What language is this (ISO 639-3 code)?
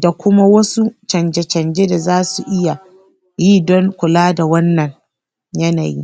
hau